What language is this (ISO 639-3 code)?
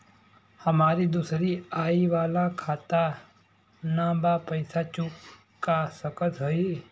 bho